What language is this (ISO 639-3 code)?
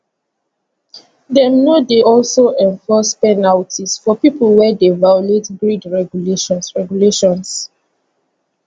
pcm